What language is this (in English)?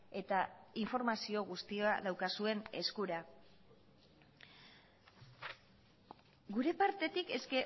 Basque